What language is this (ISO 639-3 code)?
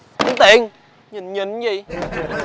vie